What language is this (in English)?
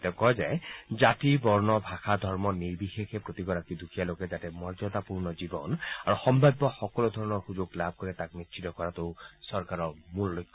Assamese